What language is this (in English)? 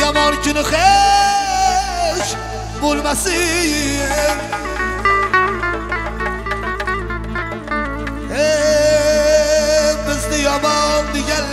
Arabic